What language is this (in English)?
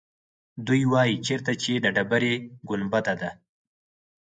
Pashto